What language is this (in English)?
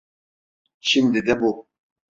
Turkish